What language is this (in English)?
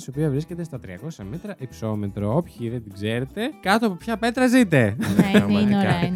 Greek